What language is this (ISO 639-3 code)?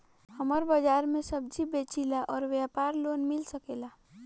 bho